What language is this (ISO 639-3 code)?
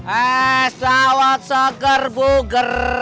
ind